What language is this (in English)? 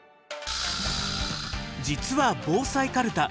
Japanese